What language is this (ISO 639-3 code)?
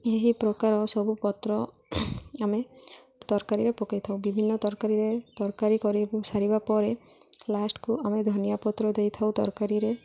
ori